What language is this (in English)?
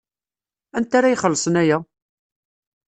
Kabyle